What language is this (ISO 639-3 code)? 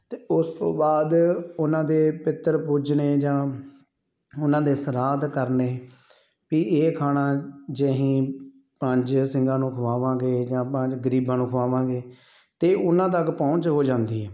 pan